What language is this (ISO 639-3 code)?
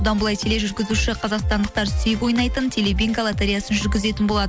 kaz